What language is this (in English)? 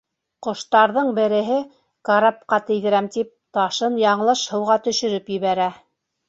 Bashkir